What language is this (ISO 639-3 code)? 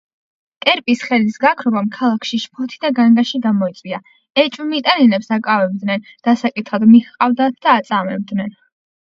kat